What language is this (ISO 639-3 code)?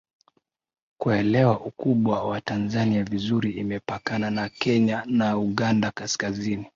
swa